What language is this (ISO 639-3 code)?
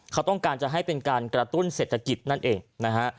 tha